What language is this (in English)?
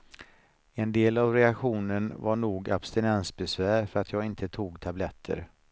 Swedish